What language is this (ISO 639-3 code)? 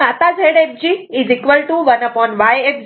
mar